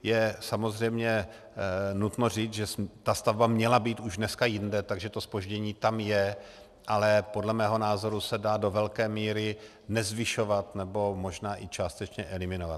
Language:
Czech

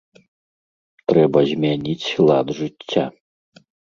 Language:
Belarusian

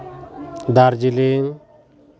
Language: Santali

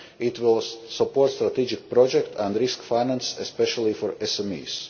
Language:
English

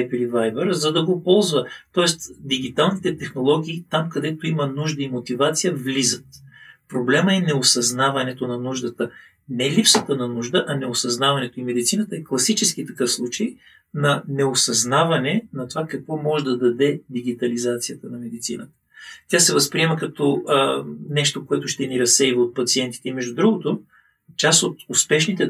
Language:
Bulgarian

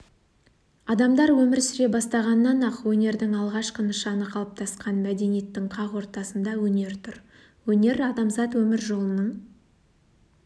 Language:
Kazakh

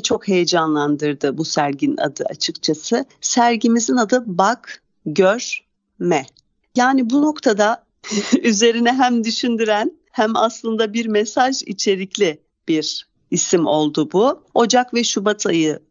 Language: Turkish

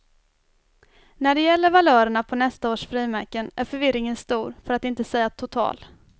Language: Swedish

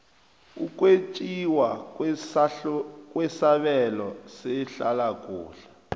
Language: South Ndebele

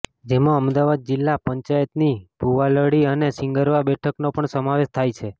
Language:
Gujarati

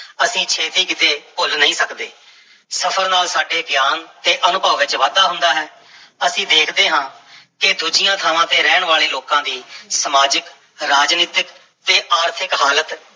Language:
Punjabi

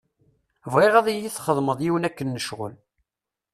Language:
Kabyle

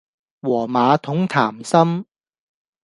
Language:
Cantonese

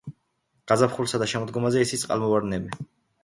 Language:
Georgian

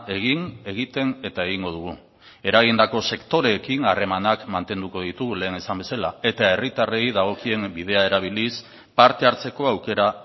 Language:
Basque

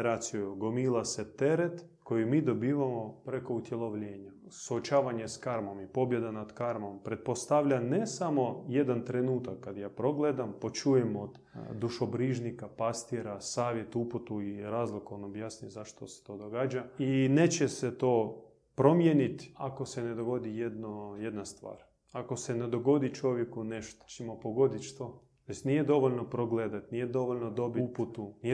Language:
Croatian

